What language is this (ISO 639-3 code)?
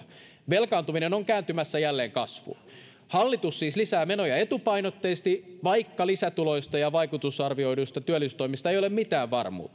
fin